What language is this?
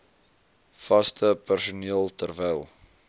Afrikaans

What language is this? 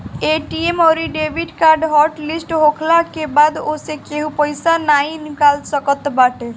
Bhojpuri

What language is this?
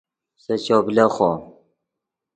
Yidgha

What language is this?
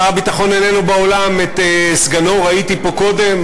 Hebrew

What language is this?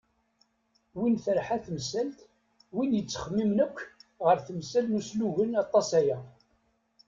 Kabyle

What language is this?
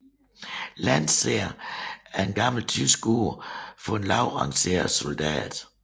Danish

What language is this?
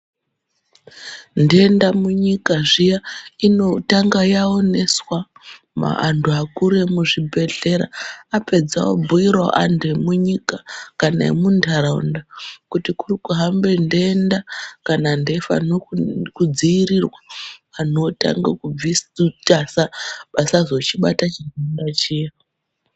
Ndau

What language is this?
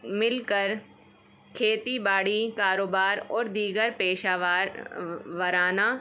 Urdu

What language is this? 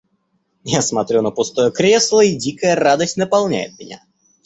Russian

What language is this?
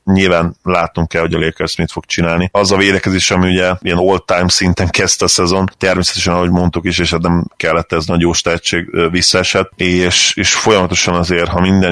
Hungarian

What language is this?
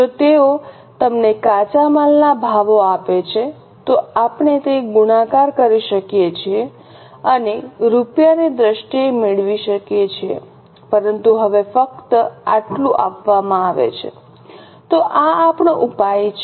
Gujarati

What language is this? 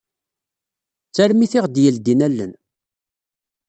Kabyle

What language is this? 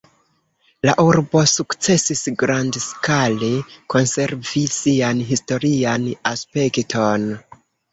Esperanto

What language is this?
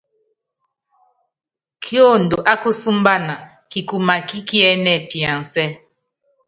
Yangben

